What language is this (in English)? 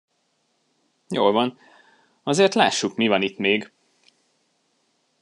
Hungarian